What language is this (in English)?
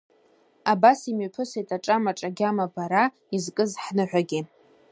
Abkhazian